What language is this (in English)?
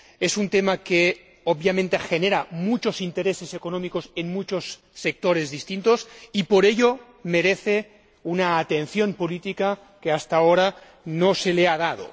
Spanish